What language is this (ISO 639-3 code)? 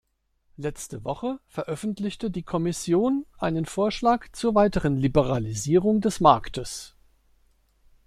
deu